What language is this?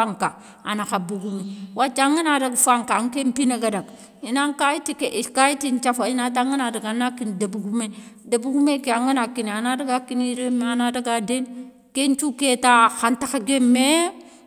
Soninke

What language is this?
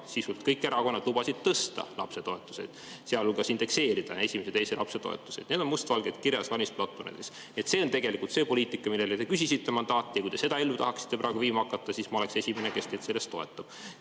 Estonian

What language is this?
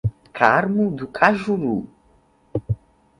Portuguese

